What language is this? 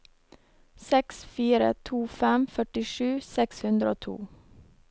Norwegian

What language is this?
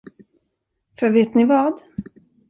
Swedish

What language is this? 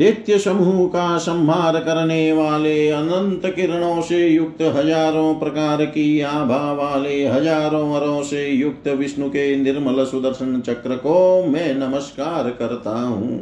Hindi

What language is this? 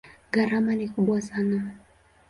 Swahili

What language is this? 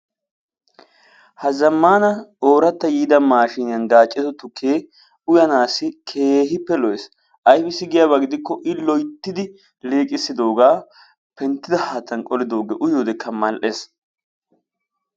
Wolaytta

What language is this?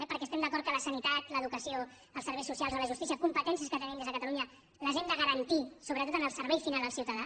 Catalan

